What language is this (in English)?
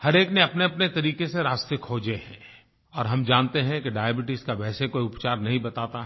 Hindi